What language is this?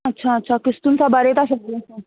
Sindhi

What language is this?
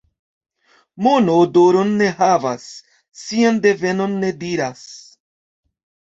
Esperanto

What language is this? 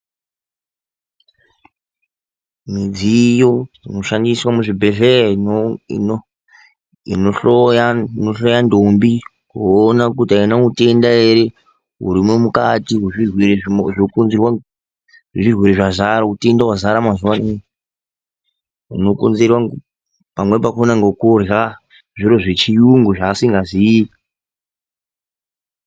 Ndau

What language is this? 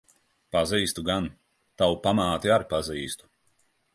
Latvian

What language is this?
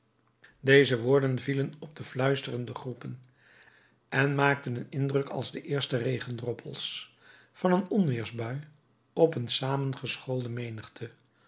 Dutch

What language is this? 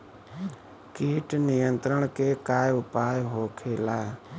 Bhojpuri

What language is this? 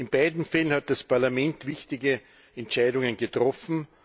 German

